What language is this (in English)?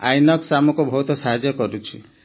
Odia